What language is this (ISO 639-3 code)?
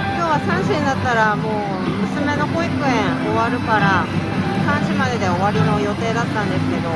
jpn